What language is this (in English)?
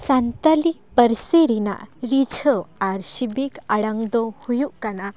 Santali